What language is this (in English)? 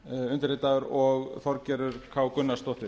Icelandic